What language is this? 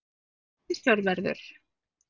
Icelandic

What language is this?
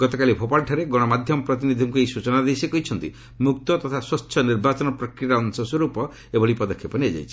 Odia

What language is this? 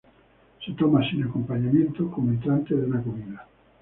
Spanish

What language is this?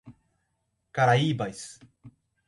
Portuguese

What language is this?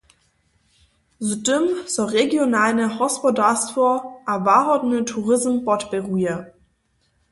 Upper Sorbian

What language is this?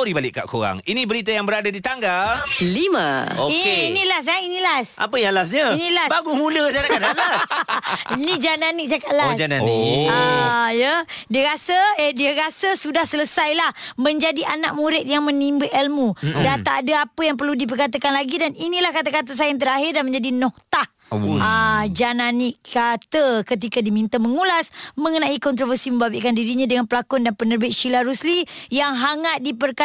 Malay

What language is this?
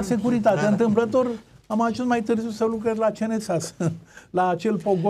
Romanian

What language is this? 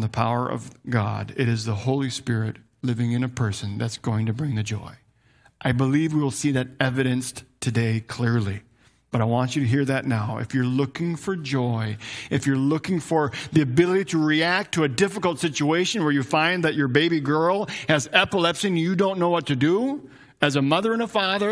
English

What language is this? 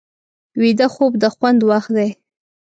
Pashto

